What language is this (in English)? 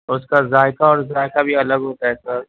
Urdu